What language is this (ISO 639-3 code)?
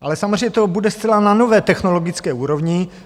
ces